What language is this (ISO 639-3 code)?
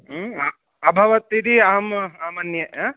san